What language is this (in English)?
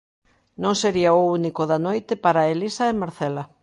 Galician